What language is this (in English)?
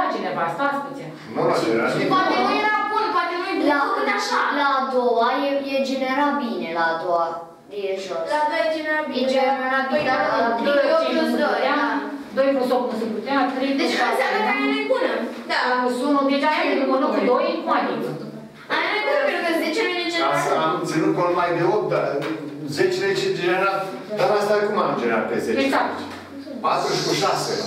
Romanian